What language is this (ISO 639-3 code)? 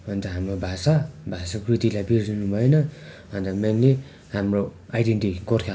nep